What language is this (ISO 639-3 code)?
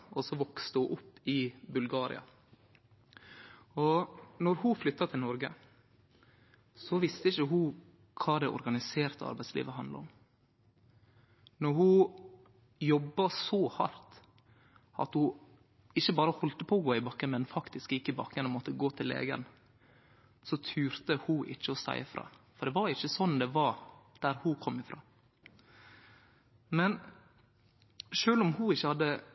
nno